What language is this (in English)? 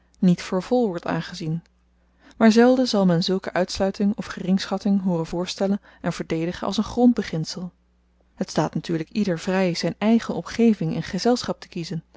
Dutch